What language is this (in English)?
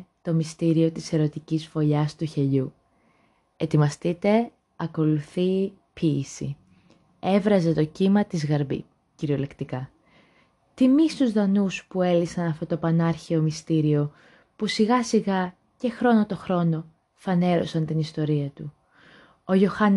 Greek